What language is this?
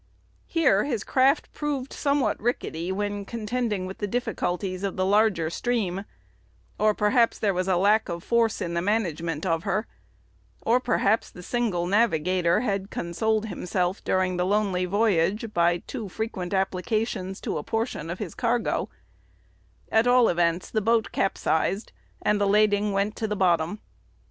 English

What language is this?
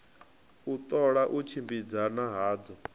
Venda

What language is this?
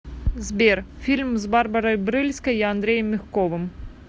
Russian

